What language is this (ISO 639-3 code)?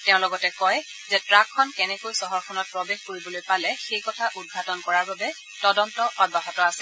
asm